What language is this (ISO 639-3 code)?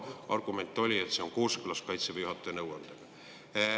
est